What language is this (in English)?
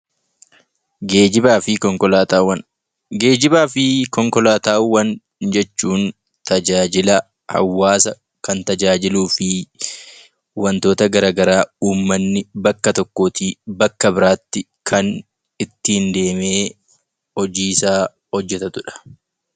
Oromo